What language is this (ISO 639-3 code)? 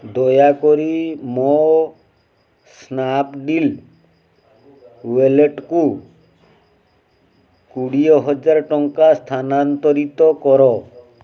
ori